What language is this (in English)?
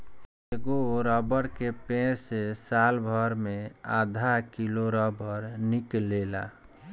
Bhojpuri